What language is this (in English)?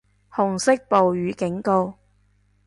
Cantonese